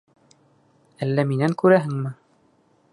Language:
Bashkir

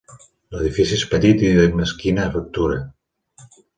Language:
Catalan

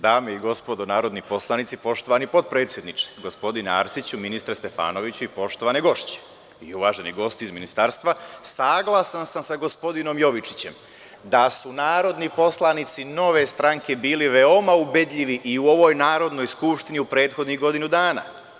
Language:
Serbian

